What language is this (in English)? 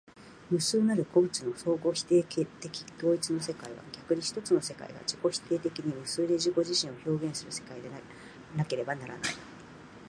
Japanese